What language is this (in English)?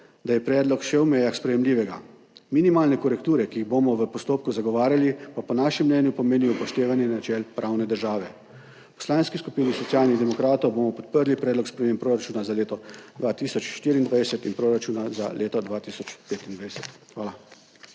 Slovenian